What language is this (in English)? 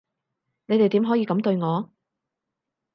Cantonese